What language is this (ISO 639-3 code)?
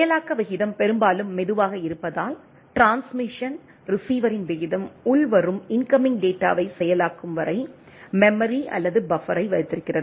tam